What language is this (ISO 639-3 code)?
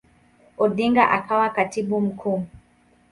swa